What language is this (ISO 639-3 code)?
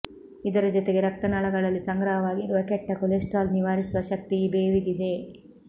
kan